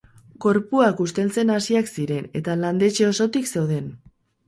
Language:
Basque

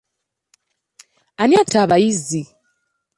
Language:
Ganda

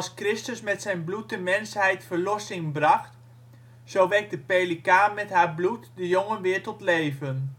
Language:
Dutch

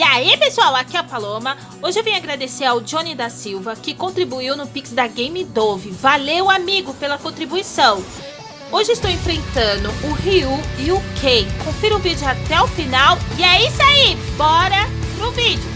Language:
Portuguese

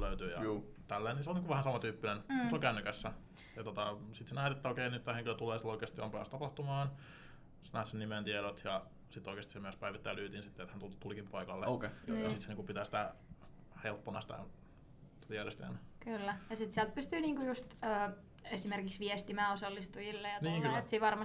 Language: Finnish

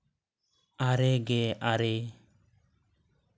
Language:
Santali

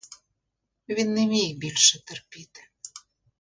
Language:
Ukrainian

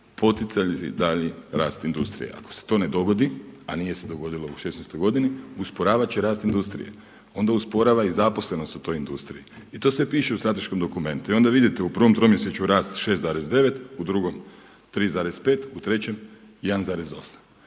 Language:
Croatian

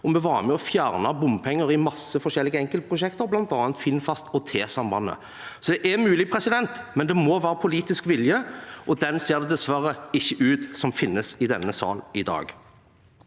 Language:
Norwegian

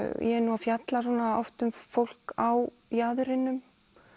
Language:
Icelandic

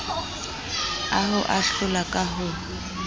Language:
Southern Sotho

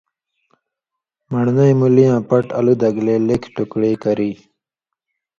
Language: Indus Kohistani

